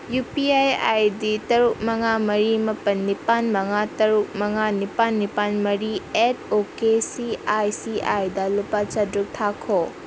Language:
Manipuri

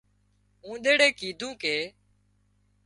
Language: Wadiyara Koli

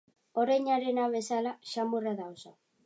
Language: Basque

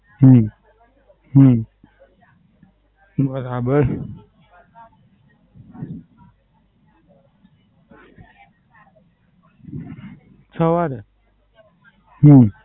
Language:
Gujarati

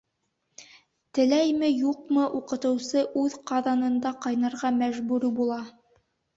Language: Bashkir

